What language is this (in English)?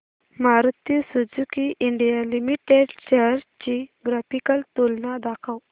Marathi